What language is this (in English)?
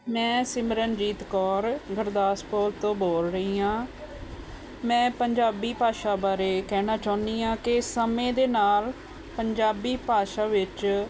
Punjabi